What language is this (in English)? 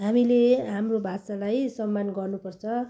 Nepali